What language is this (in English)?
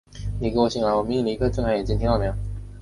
Chinese